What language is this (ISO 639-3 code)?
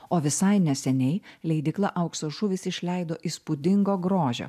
lit